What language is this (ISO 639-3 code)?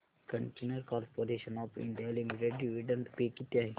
mar